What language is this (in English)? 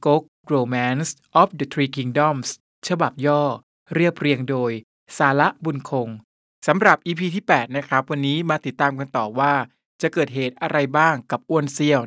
Thai